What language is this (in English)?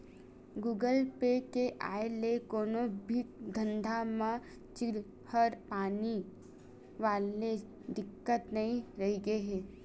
Chhattisgarhi